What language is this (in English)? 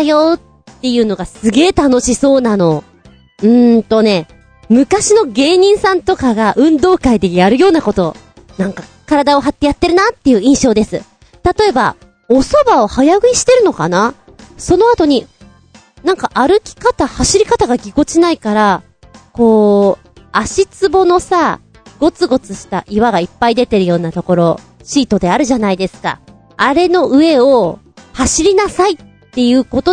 Japanese